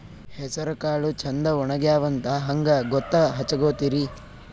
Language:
Kannada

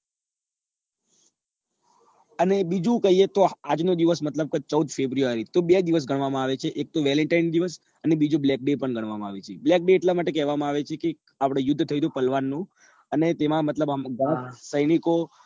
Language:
Gujarati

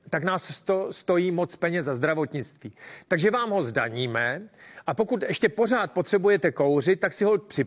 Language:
Czech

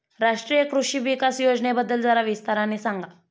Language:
Marathi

